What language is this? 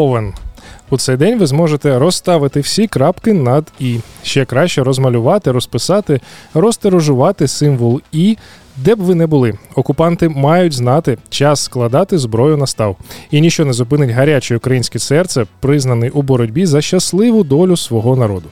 Ukrainian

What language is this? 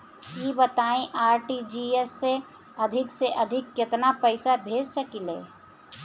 Bhojpuri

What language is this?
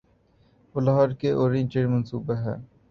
Urdu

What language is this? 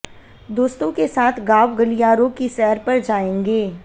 Hindi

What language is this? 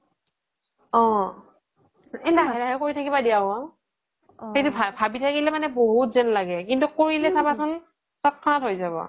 Assamese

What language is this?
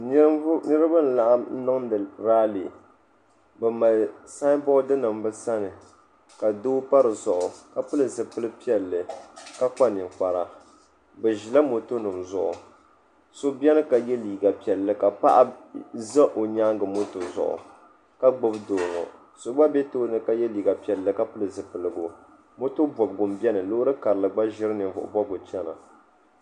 Dagbani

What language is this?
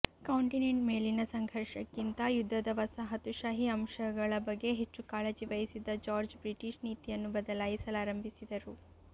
Kannada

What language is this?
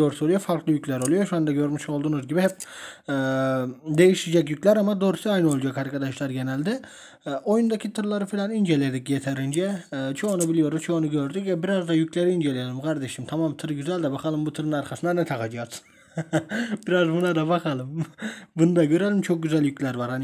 Turkish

